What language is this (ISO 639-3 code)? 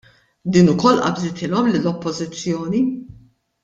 mlt